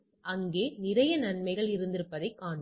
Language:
Tamil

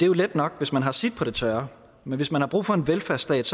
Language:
Danish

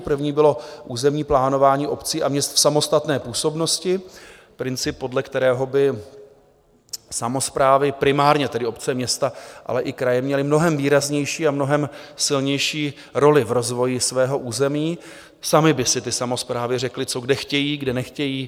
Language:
Czech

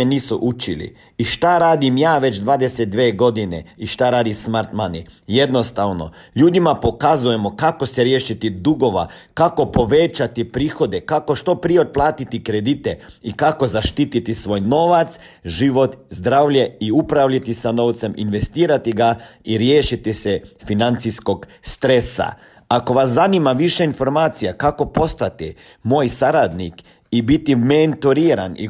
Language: Croatian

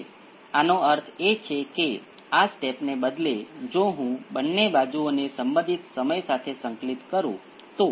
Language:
Gujarati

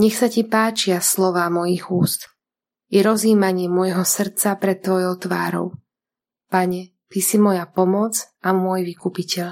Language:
Slovak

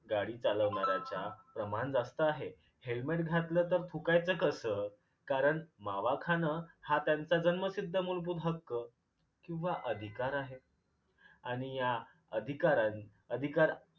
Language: Marathi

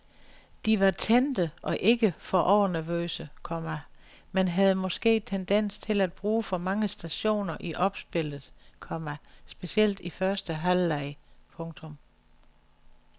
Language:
Danish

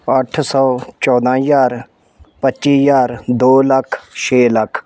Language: Punjabi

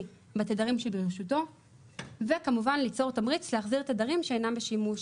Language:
Hebrew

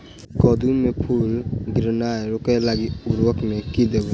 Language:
Maithili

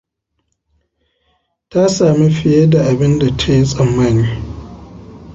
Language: Hausa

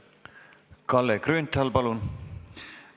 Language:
Estonian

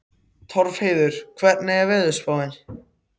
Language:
Icelandic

